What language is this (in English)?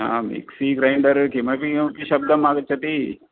Sanskrit